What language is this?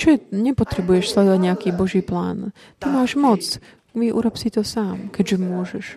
Slovak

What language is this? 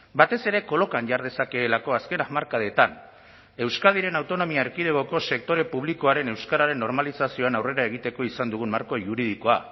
Basque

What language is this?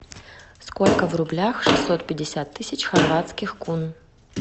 Russian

